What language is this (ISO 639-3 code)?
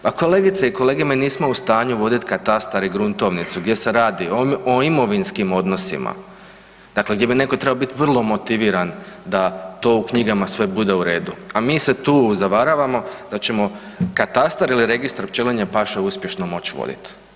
hrv